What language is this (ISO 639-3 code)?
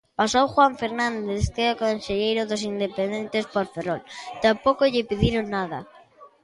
glg